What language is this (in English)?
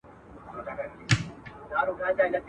Pashto